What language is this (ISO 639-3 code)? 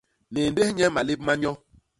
bas